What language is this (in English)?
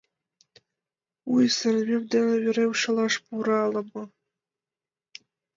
Mari